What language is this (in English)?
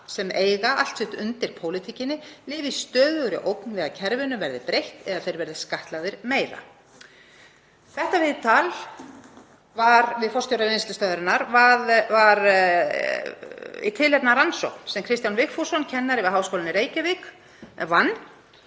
Icelandic